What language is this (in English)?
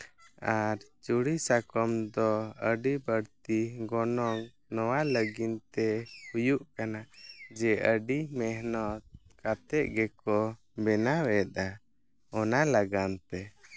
Santali